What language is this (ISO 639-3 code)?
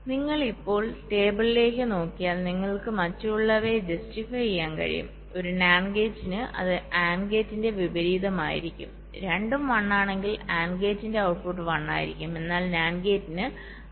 mal